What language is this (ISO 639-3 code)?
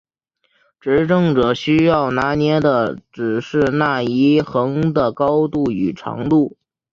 zho